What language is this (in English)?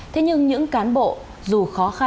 Vietnamese